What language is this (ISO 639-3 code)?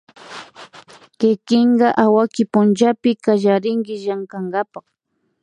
qvi